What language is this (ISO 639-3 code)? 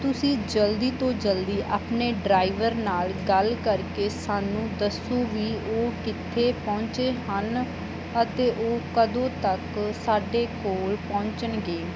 pan